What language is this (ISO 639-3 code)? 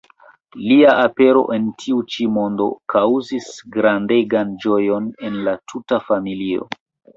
epo